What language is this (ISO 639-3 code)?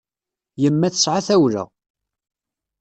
kab